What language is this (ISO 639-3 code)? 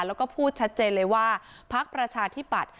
tha